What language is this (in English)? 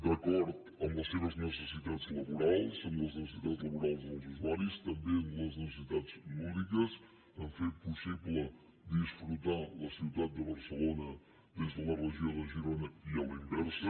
Catalan